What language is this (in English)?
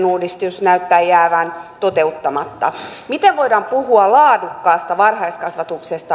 Finnish